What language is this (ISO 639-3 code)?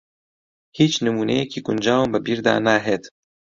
ckb